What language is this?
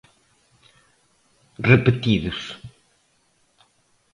Galician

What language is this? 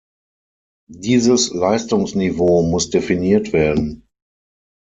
German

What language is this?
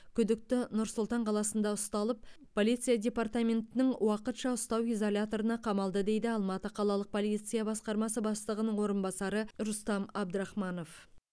Kazakh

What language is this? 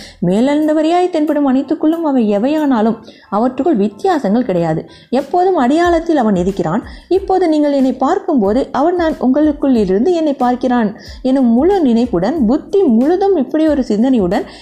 Tamil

